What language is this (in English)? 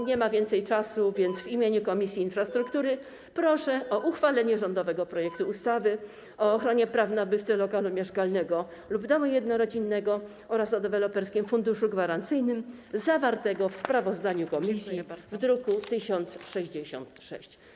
Polish